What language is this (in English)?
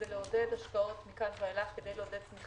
Hebrew